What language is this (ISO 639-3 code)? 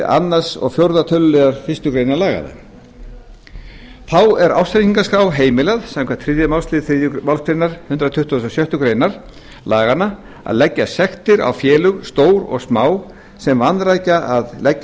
isl